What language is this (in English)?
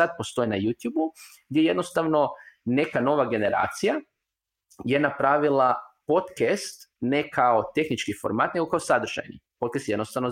Croatian